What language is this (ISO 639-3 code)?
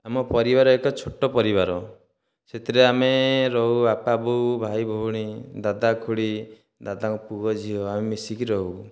ori